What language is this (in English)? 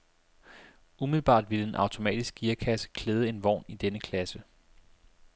Danish